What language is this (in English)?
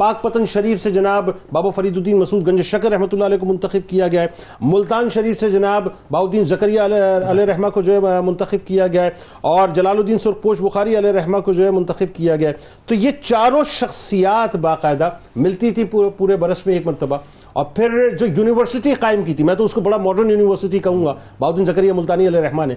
Urdu